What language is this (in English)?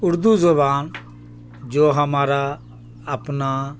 Urdu